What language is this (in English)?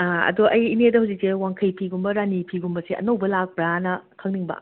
Manipuri